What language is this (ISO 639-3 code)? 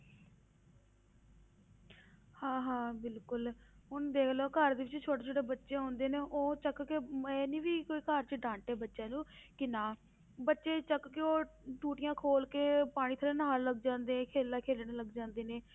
pan